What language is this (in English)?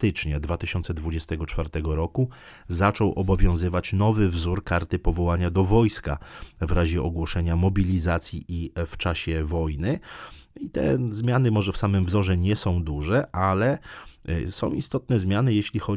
Polish